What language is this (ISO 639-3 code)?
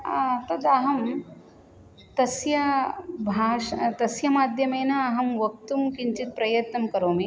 san